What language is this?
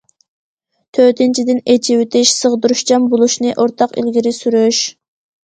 Uyghur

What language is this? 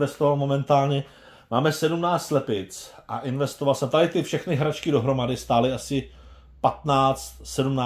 Czech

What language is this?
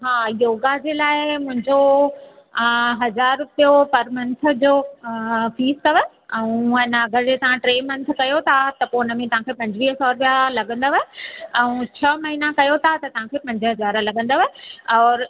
Sindhi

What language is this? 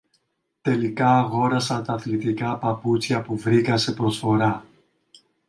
Greek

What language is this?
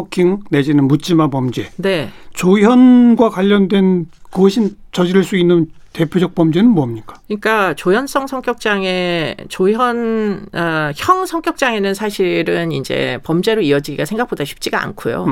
Korean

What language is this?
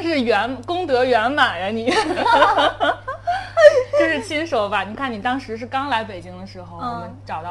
Chinese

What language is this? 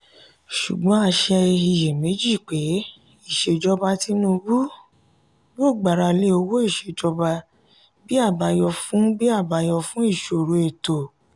Yoruba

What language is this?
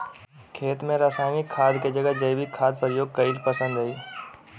Magahi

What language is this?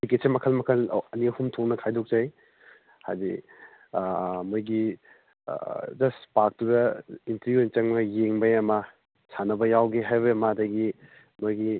Manipuri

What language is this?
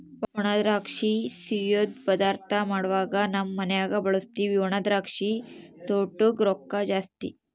Kannada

